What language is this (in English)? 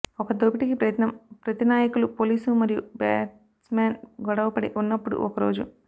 Telugu